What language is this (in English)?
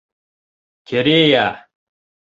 Bashkir